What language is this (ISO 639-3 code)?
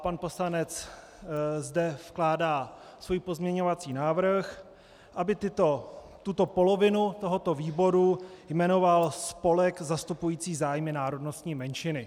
ces